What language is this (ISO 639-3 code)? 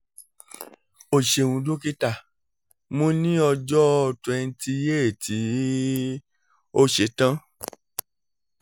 yor